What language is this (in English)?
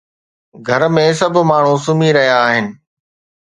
Sindhi